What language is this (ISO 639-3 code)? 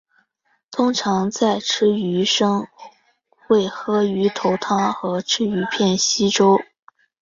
zho